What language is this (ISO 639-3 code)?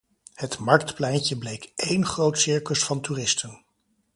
nld